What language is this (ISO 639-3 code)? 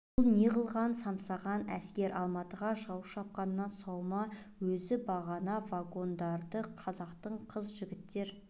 kaz